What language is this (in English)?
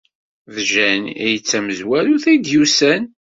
Kabyle